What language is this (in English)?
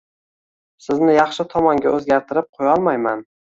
Uzbek